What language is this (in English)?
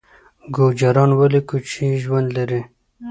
Pashto